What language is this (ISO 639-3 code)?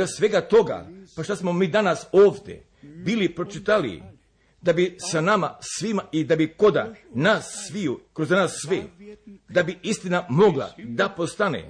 hrv